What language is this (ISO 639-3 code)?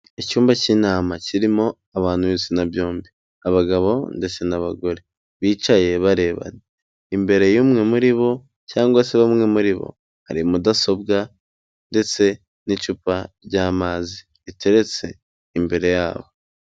kin